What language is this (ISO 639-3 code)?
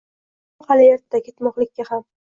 uzb